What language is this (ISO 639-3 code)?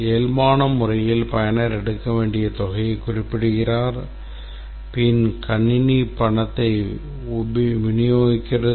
tam